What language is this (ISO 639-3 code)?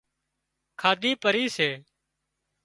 kxp